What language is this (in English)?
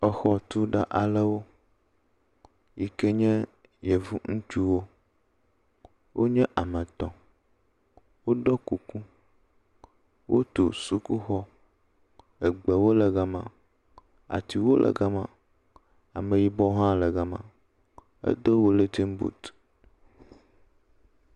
Ewe